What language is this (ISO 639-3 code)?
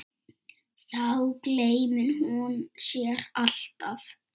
isl